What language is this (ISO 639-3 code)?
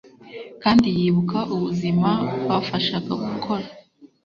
kin